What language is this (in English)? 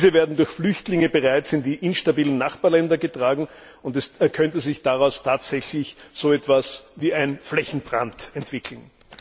German